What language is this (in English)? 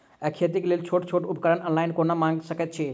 Maithili